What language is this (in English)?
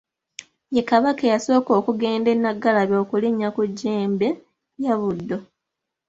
Ganda